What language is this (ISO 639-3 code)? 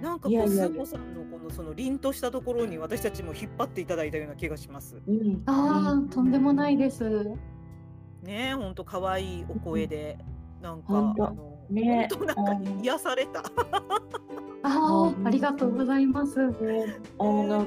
jpn